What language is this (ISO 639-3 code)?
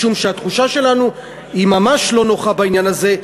heb